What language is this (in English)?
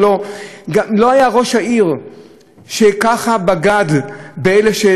Hebrew